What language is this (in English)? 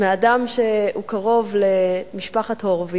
Hebrew